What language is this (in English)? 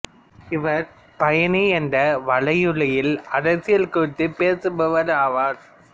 Tamil